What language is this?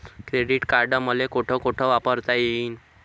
Marathi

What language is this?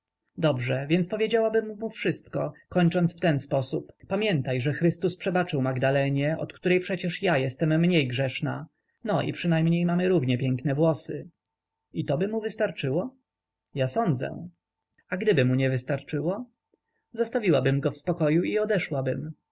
Polish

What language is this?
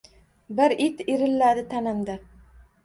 Uzbek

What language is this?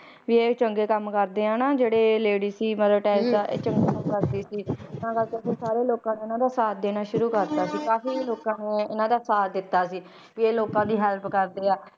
Punjabi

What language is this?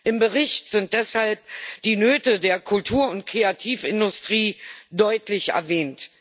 German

